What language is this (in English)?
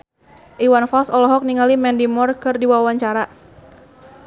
Sundanese